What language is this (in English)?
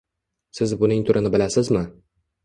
Uzbek